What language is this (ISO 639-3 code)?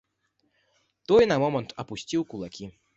bel